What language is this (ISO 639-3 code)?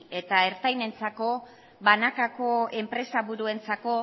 eus